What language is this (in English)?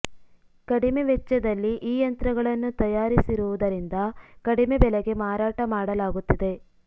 Kannada